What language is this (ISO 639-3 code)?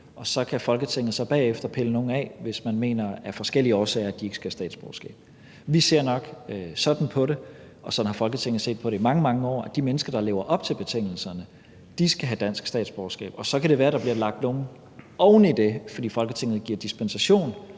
dan